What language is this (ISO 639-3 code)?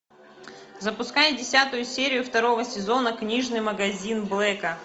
rus